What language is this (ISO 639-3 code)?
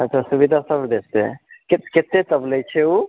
mai